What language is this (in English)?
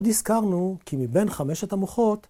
Hebrew